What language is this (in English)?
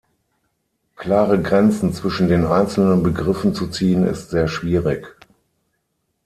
German